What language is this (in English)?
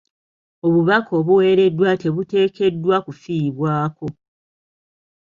Ganda